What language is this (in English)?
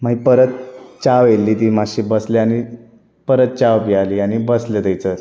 Konkani